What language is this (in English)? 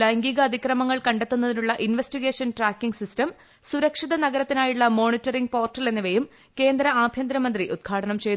Malayalam